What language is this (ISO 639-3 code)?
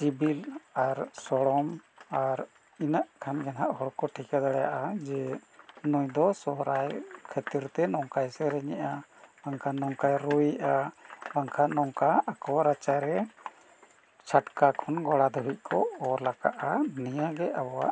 sat